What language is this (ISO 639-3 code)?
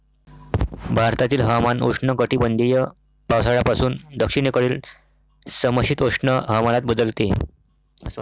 mar